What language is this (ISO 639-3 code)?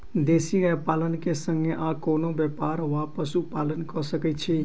mai